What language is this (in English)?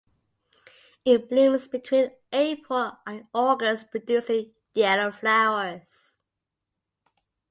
English